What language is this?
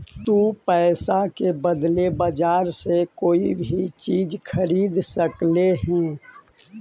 Magahi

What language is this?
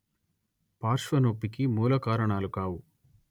Telugu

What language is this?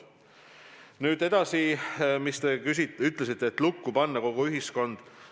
Estonian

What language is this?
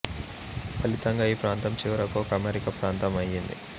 Telugu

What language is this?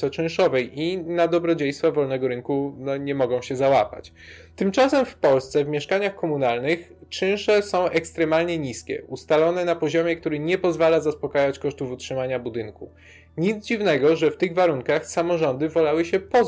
Polish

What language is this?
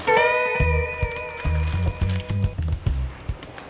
Indonesian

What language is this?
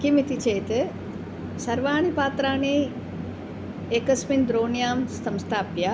Sanskrit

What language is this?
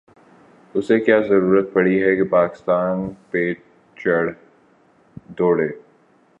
Urdu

